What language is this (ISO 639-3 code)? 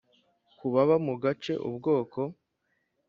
kin